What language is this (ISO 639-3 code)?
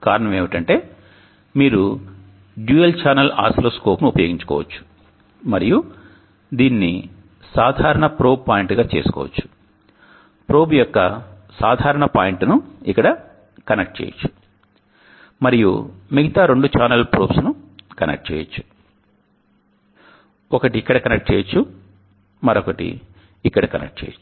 tel